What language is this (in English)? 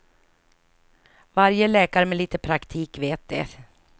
Swedish